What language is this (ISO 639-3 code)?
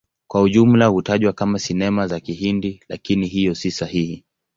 swa